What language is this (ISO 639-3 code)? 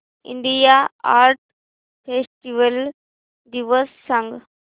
mar